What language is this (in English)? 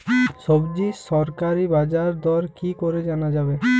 Bangla